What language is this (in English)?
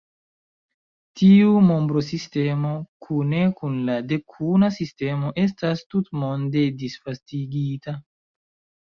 Esperanto